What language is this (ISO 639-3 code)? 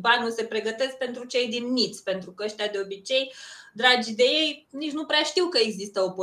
ron